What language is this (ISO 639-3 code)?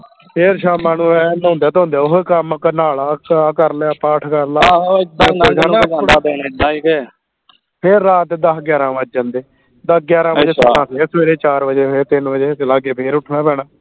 pan